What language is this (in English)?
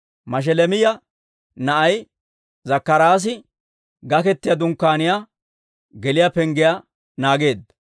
Dawro